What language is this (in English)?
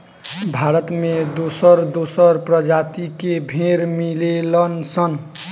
Bhojpuri